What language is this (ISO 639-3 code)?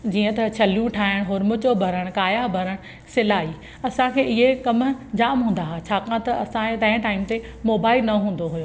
snd